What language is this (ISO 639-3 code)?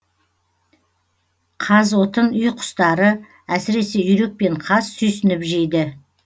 kaz